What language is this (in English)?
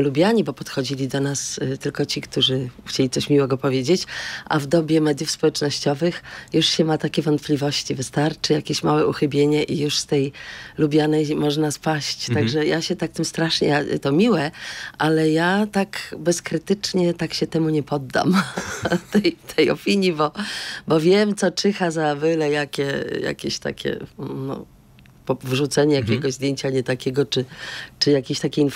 Polish